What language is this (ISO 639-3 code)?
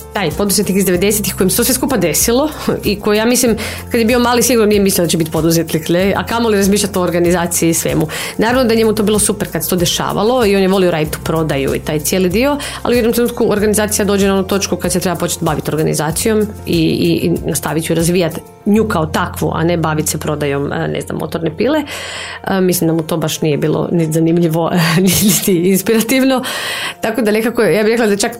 hrv